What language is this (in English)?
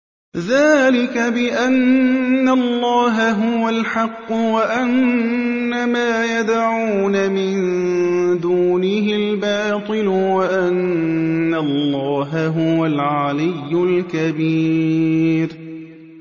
Arabic